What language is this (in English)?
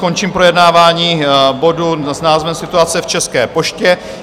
Czech